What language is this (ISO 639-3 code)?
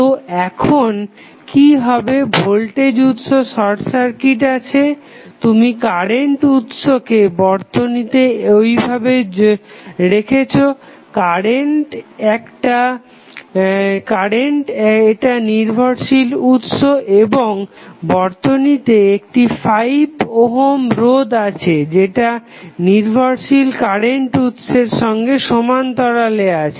ben